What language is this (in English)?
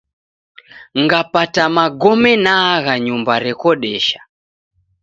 Taita